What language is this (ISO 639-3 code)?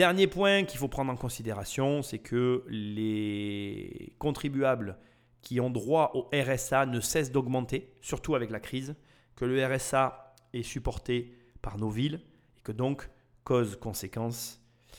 fra